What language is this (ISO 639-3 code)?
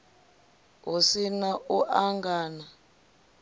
ven